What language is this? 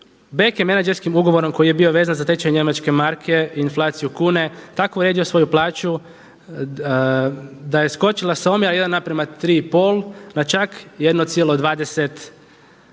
Croatian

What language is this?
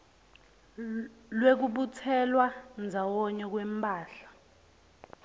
Swati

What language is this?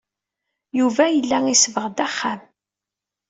Kabyle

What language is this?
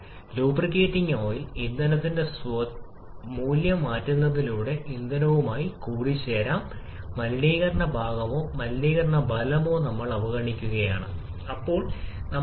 Malayalam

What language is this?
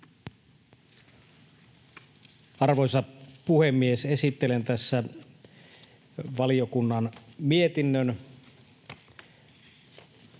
Finnish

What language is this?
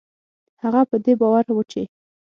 Pashto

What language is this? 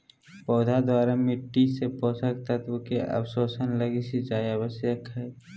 Magahi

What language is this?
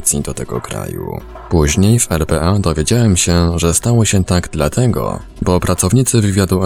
Polish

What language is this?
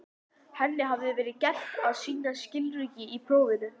Icelandic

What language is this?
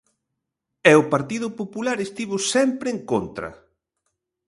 Galician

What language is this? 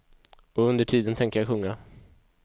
Swedish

